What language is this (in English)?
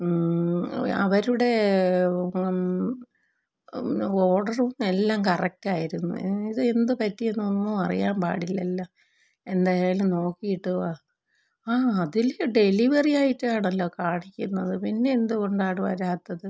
Malayalam